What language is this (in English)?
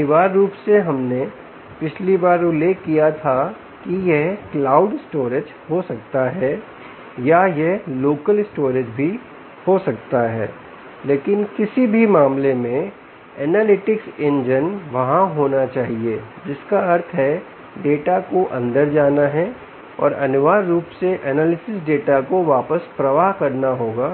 Hindi